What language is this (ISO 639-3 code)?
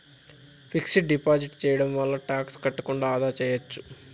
tel